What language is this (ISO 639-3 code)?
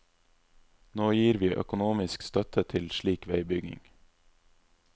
nor